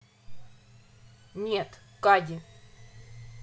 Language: Russian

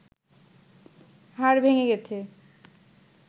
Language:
Bangla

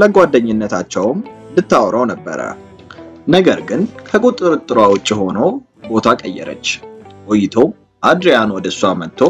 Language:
Arabic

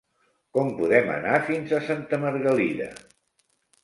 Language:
Catalan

